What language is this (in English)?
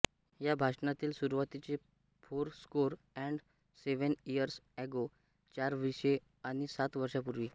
Marathi